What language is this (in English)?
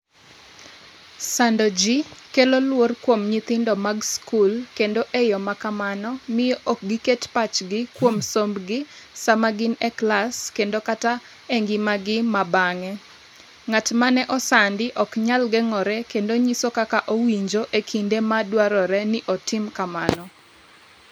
Luo (Kenya and Tanzania)